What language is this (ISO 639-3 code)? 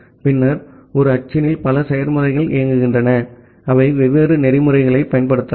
tam